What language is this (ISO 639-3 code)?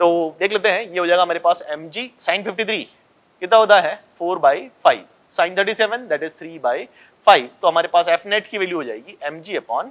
hin